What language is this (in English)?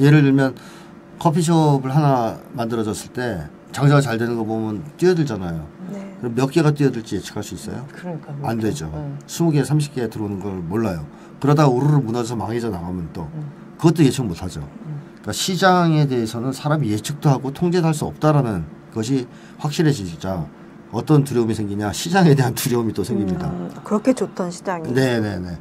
Korean